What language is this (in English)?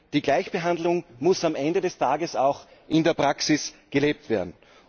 German